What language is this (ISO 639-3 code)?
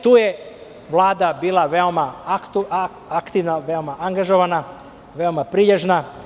srp